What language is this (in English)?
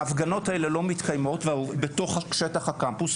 Hebrew